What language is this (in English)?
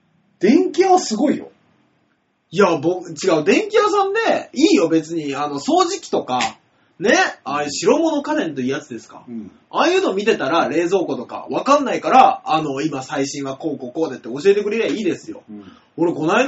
Japanese